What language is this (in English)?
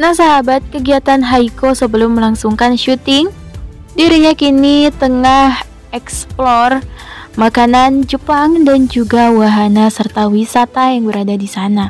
Indonesian